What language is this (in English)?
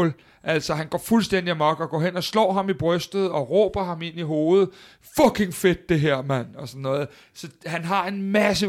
Danish